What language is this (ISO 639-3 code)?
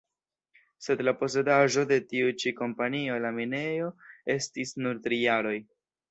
epo